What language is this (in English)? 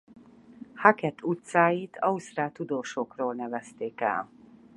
Hungarian